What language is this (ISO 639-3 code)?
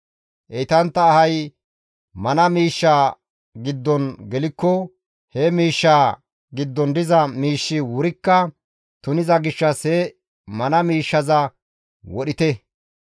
gmv